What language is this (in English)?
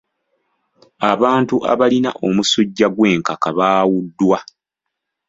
Ganda